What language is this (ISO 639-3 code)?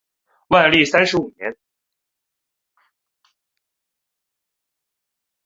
zho